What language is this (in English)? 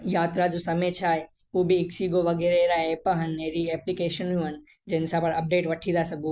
Sindhi